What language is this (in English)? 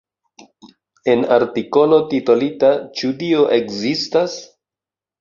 Esperanto